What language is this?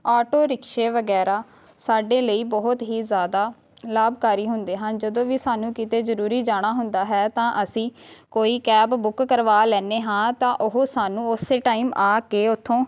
Punjabi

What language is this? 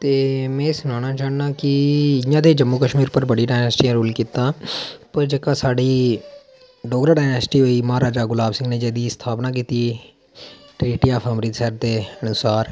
Dogri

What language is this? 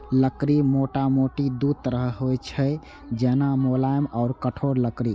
Maithili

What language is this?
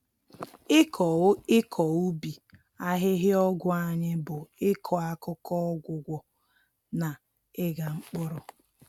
Igbo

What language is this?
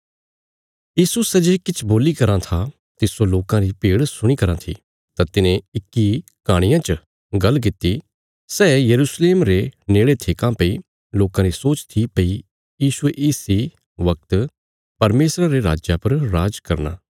Bilaspuri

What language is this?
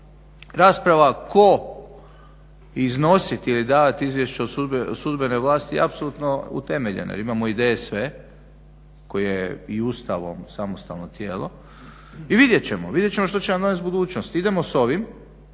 Croatian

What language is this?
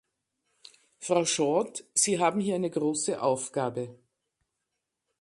German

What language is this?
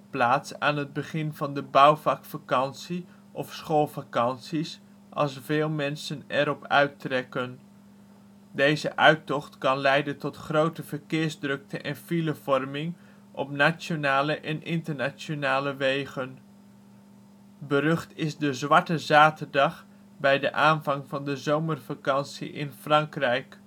Dutch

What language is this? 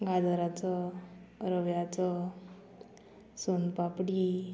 Konkani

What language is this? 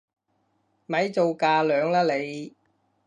Cantonese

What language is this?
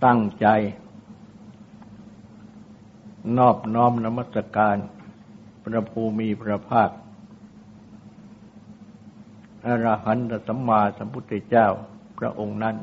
Thai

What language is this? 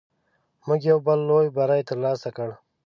Pashto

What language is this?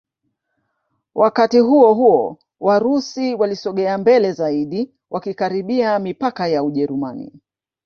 Swahili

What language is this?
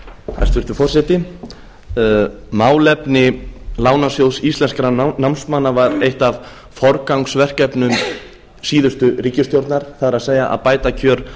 Icelandic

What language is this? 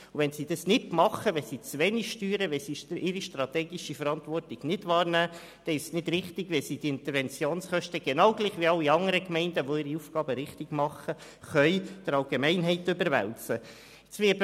Swiss German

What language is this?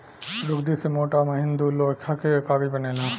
Bhojpuri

